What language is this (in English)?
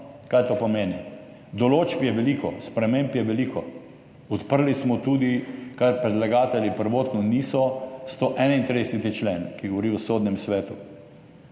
Slovenian